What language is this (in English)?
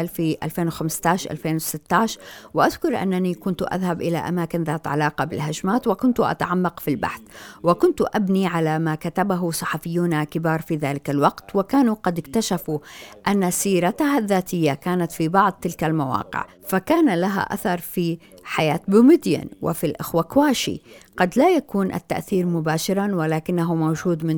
Arabic